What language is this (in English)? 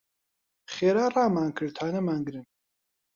Central Kurdish